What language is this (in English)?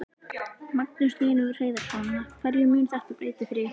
Icelandic